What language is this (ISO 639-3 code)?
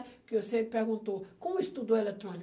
por